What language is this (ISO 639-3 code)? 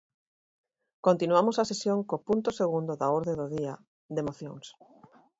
glg